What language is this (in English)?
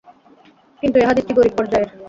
Bangla